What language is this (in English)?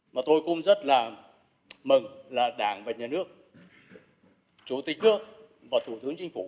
Vietnamese